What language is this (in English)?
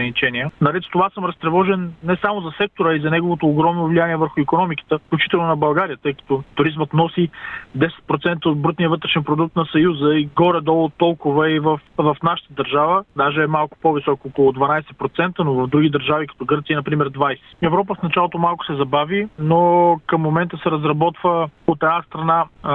Bulgarian